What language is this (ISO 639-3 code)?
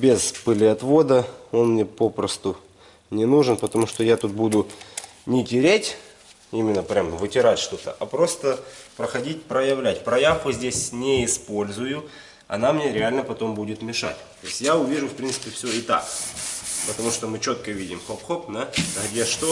rus